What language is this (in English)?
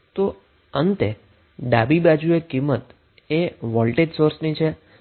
Gujarati